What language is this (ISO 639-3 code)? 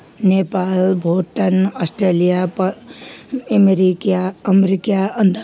nep